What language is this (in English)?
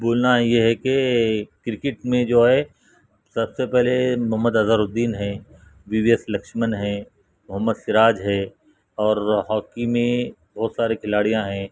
Urdu